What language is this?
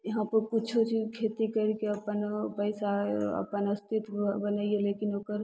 Maithili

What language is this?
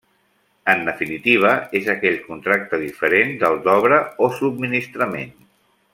Catalan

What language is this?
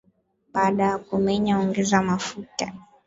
Swahili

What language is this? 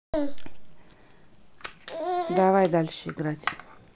Russian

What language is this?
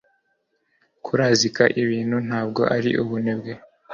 Kinyarwanda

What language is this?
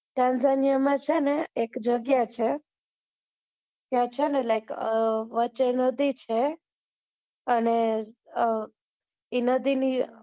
Gujarati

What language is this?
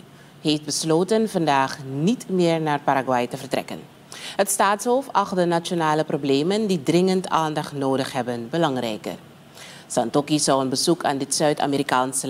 Dutch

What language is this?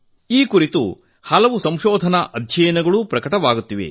Kannada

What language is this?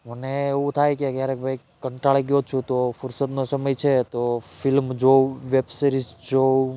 Gujarati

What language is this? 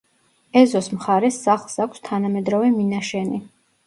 Georgian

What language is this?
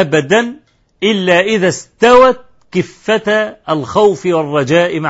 Arabic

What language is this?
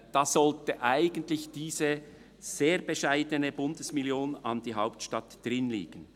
Swiss German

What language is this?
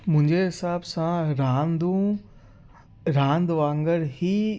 Sindhi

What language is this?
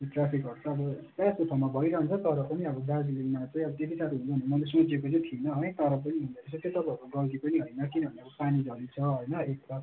Nepali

